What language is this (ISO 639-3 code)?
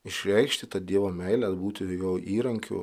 lit